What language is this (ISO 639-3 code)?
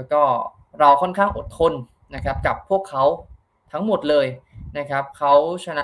tha